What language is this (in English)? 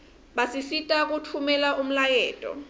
Swati